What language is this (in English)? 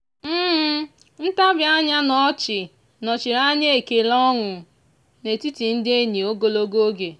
Igbo